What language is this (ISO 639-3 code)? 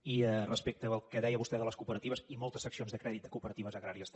cat